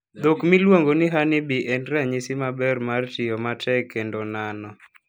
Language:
Luo (Kenya and Tanzania)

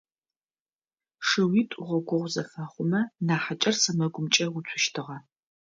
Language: Adyghe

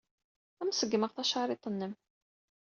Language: Kabyle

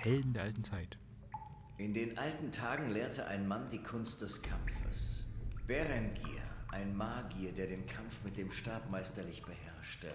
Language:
German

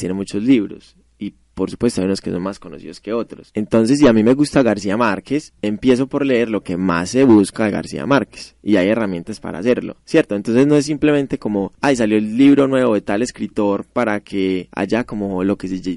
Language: Spanish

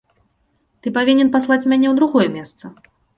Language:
Belarusian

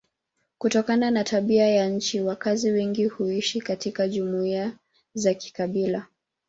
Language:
Swahili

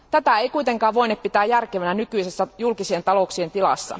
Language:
Finnish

